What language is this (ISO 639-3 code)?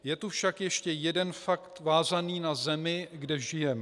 ces